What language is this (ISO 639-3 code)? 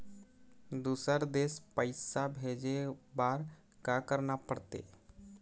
hne